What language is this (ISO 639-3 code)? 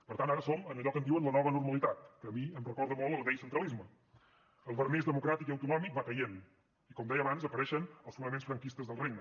cat